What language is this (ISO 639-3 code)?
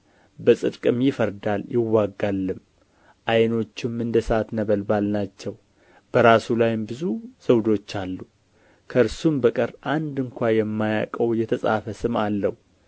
amh